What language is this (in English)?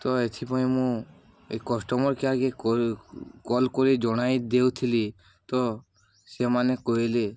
Odia